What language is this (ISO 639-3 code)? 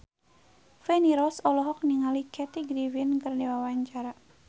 sun